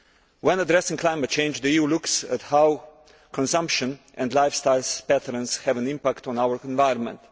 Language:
English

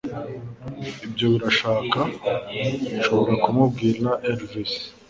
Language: Kinyarwanda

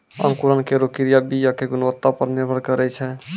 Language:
Maithili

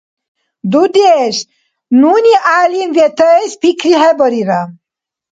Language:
Dargwa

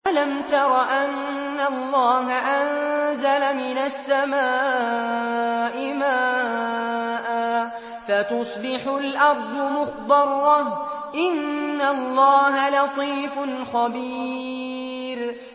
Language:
Arabic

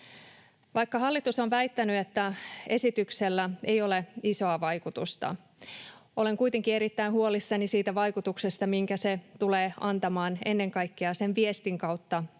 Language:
Finnish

